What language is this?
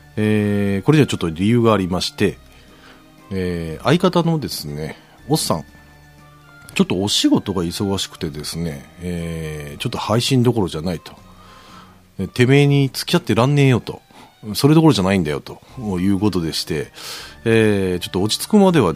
Japanese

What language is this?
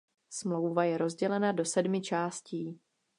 Czech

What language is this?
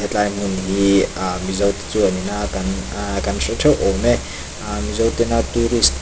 Mizo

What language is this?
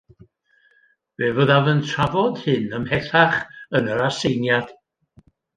Welsh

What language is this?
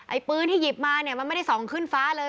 Thai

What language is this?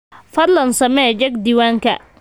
Somali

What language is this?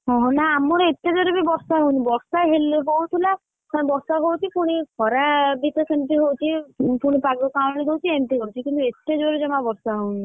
Odia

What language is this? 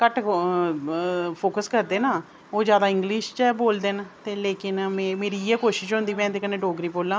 Dogri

